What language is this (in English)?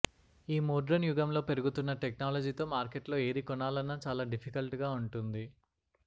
Telugu